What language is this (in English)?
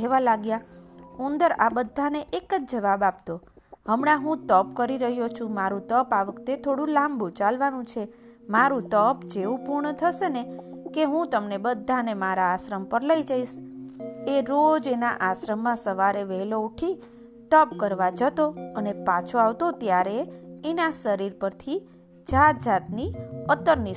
Gujarati